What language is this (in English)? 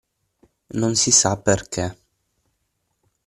Italian